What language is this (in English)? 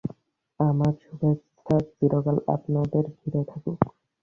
Bangla